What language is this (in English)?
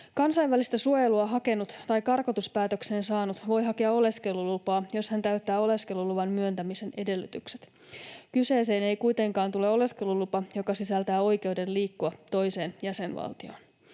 Finnish